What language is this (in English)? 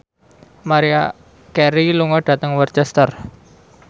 Javanese